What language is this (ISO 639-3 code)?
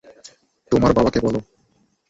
ben